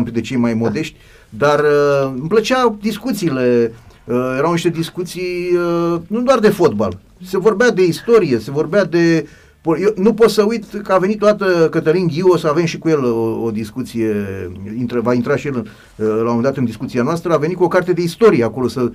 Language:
Romanian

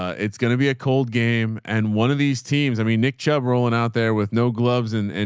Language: English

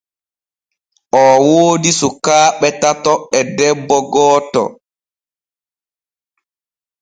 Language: Borgu Fulfulde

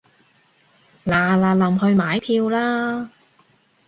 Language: Cantonese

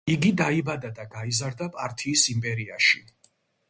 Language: Georgian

